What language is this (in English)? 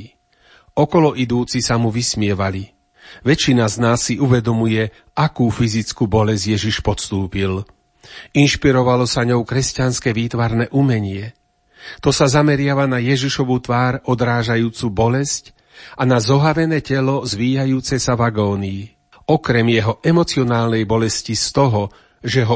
Slovak